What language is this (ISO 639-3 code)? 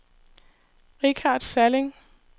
dan